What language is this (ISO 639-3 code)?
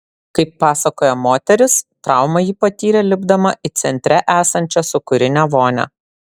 lit